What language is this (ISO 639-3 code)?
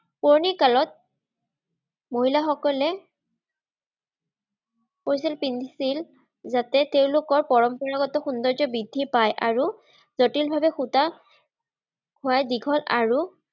asm